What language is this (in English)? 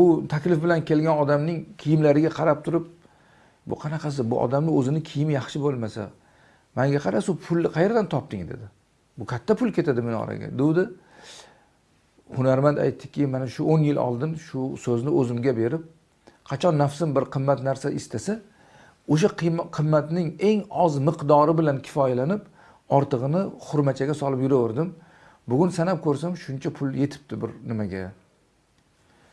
Turkish